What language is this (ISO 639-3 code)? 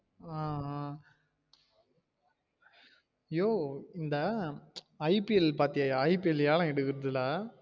tam